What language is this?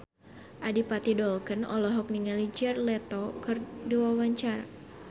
Sundanese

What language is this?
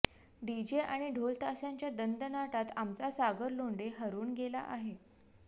Marathi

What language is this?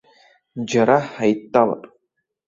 Abkhazian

